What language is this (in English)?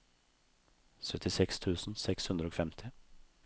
Norwegian